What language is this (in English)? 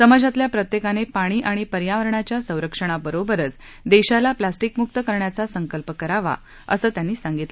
Marathi